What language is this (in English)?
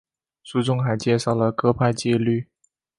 Chinese